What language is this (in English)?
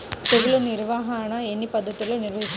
Telugu